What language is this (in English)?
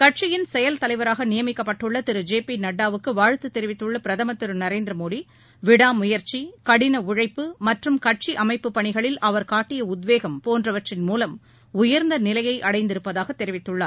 Tamil